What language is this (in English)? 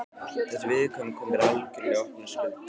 Icelandic